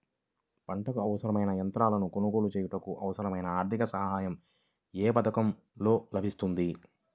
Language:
Telugu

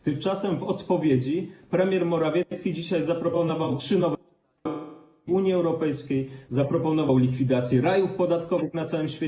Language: Polish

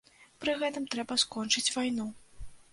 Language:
Belarusian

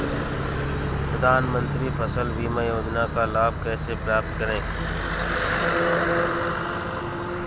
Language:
Hindi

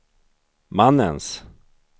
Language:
Swedish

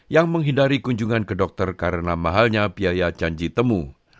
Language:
Indonesian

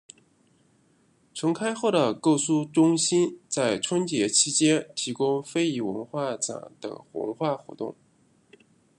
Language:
Chinese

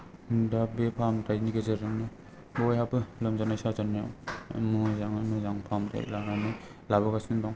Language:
Bodo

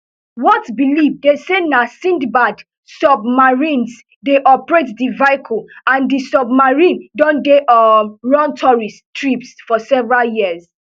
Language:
Nigerian Pidgin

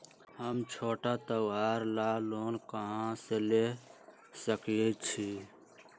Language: Magahi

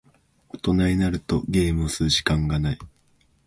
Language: Japanese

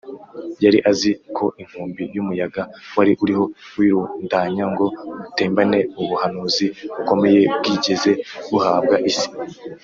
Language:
Kinyarwanda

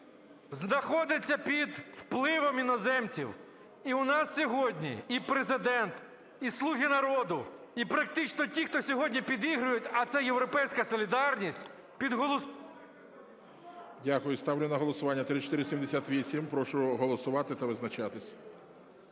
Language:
Ukrainian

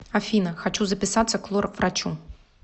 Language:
Russian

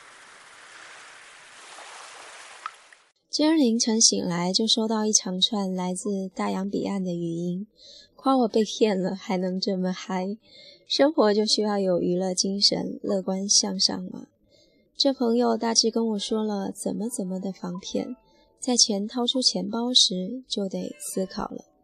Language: Chinese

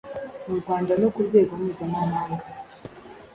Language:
Kinyarwanda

